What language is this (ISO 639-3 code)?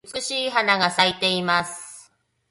jpn